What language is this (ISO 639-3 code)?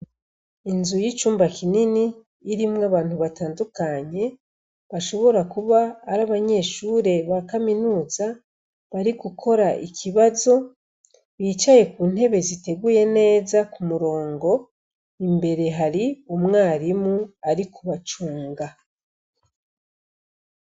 run